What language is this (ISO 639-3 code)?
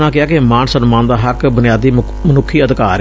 pan